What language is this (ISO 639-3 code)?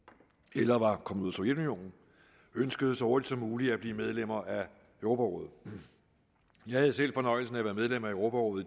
dan